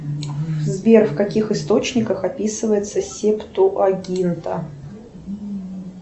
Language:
Russian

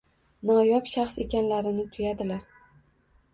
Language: Uzbek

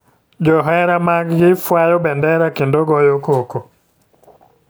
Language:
Luo (Kenya and Tanzania)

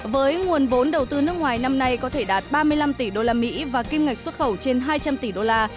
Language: Vietnamese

